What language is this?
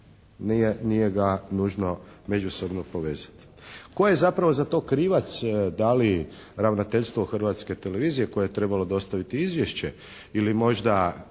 Croatian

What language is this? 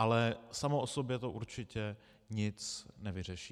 Czech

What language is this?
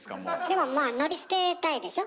Japanese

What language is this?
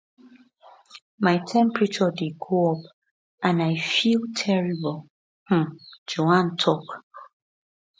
Nigerian Pidgin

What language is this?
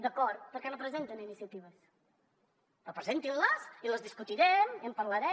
Catalan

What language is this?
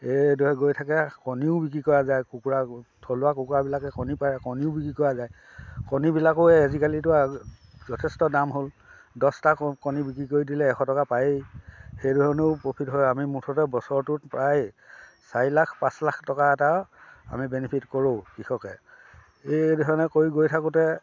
Assamese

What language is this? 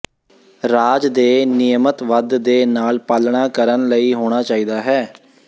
Punjabi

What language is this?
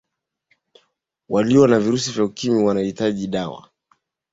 Swahili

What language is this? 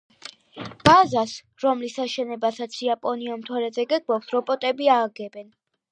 Georgian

